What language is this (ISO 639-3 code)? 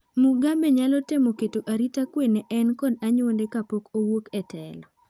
luo